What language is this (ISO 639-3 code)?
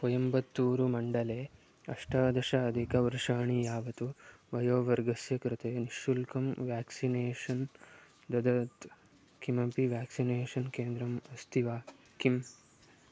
san